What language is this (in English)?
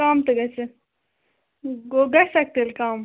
Kashmiri